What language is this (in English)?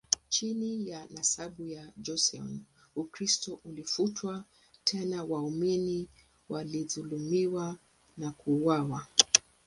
Swahili